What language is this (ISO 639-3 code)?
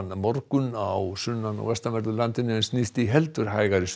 isl